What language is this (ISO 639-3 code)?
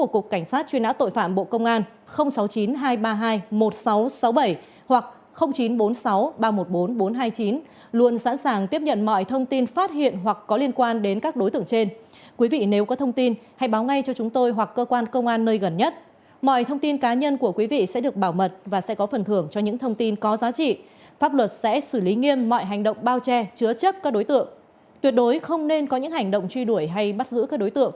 vie